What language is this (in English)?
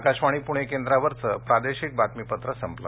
Marathi